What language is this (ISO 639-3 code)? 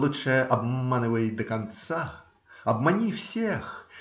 rus